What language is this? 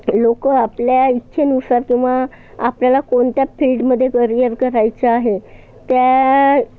Marathi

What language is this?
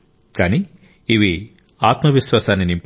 Telugu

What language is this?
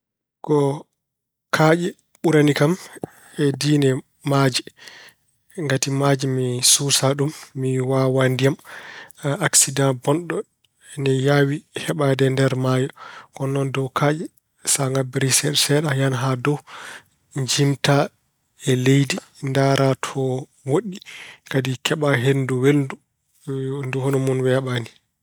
Fula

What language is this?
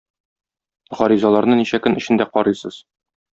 Tatar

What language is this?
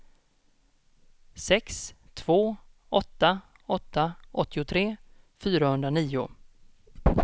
Swedish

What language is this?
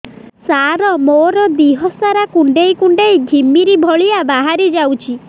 Odia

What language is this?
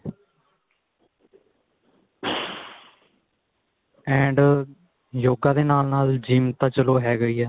Punjabi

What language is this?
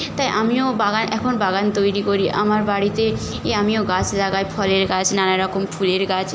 Bangla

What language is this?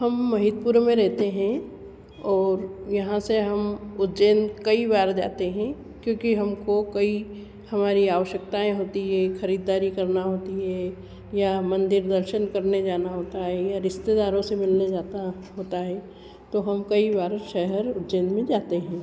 Hindi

